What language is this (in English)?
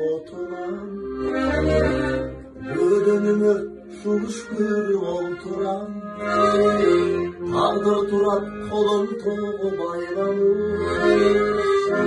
Turkish